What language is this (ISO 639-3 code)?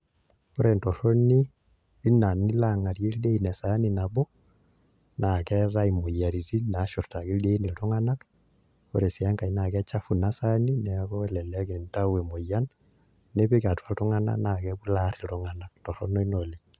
mas